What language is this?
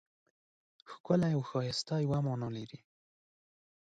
Pashto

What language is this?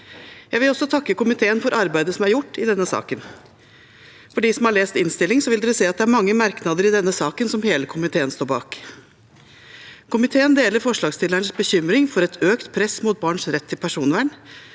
Norwegian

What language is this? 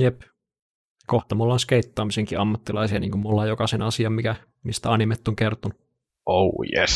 Finnish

